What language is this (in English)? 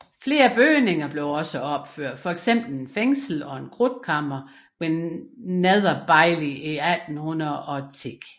Danish